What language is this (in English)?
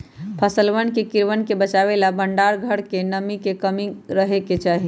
Magahi